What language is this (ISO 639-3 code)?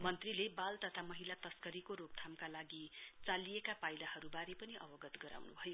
nep